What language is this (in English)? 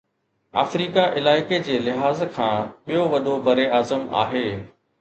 Sindhi